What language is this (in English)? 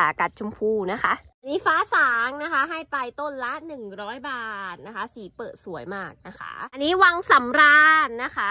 Thai